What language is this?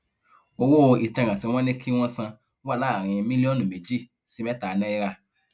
Yoruba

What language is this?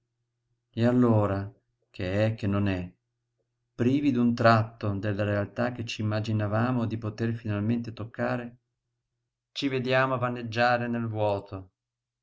Italian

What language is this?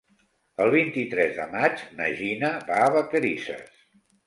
Catalan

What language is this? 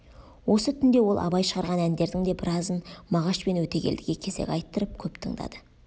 Kazakh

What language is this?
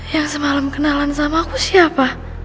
Indonesian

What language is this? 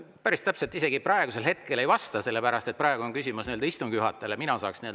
Estonian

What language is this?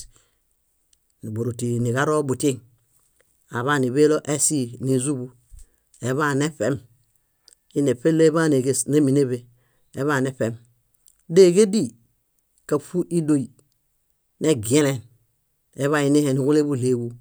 Bayot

